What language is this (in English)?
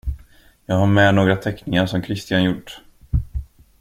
Swedish